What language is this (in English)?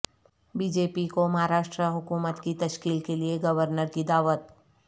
Urdu